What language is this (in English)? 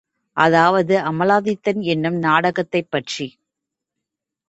Tamil